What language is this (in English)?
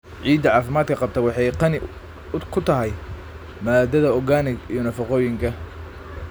Somali